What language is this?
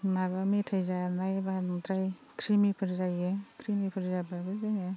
Bodo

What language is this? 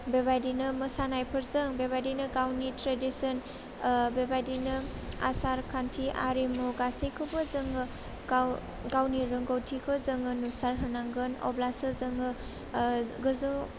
Bodo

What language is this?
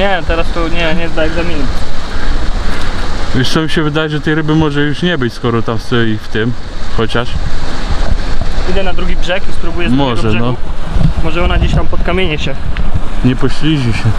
Polish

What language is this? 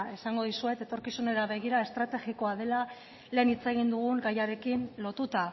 Basque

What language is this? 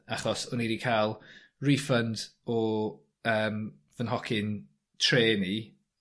Welsh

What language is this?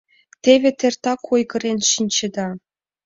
Mari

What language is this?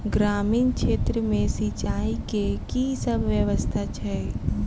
Maithili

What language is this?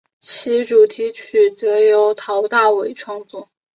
Chinese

